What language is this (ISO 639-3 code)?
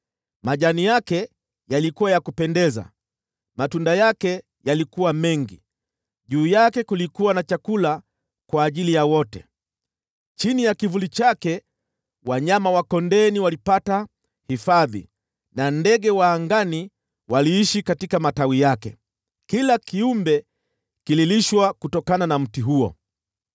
swa